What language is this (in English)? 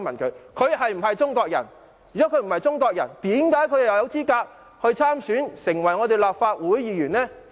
Cantonese